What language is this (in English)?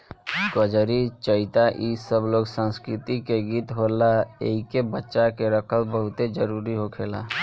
Bhojpuri